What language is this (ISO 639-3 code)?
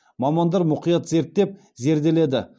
kaz